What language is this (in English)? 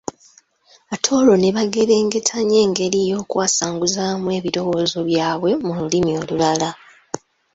Ganda